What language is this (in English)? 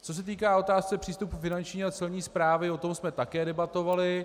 Czech